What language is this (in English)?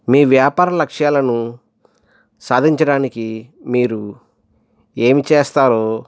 Telugu